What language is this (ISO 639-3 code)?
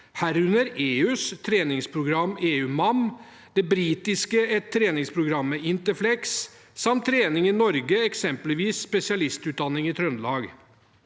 nor